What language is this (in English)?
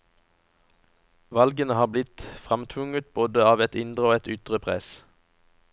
Norwegian